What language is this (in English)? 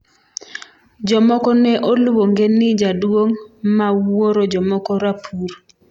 Luo (Kenya and Tanzania)